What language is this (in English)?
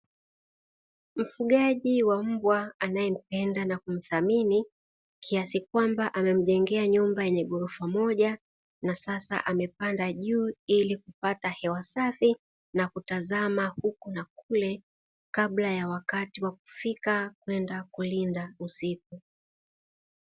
Swahili